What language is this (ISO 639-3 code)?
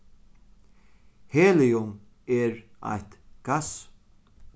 fao